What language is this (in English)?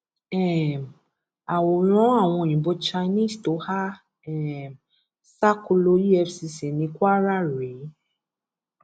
Yoruba